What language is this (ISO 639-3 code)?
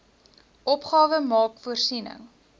afr